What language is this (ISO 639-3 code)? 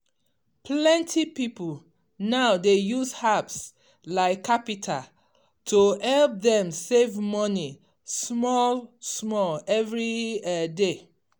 pcm